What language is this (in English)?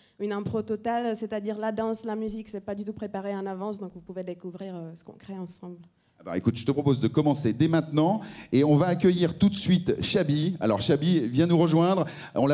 French